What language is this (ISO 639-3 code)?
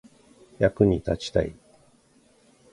jpn